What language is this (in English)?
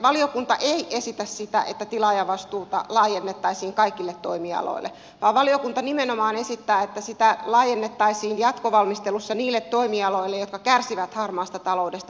Finnish